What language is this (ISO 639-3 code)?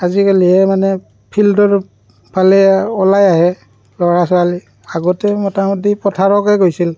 asm